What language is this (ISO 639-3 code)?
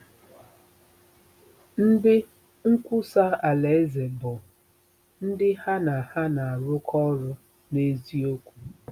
ibo